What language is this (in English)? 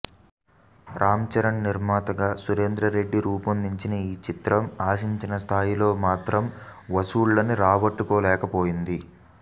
Telugu